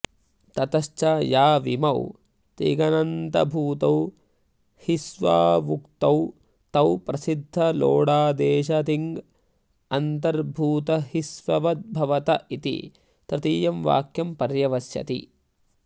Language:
Sanskrit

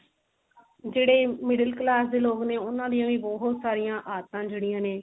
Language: Punjabi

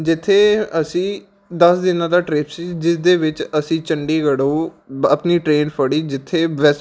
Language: Punjabi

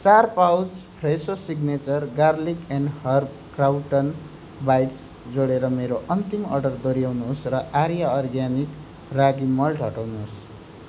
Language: Nepali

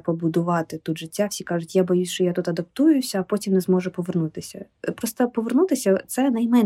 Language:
Ukrainian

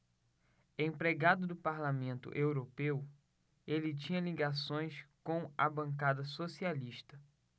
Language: Portuguese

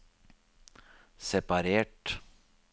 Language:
Norwegian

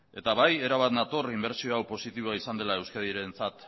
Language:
Basque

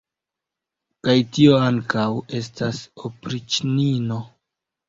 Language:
Esperanto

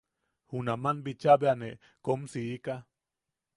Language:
Yaqui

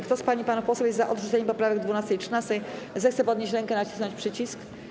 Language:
Polish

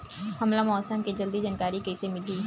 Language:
Chhattisgarhi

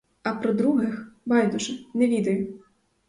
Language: Ukrainian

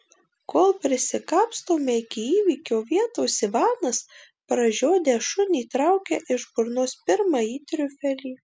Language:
Lithuanian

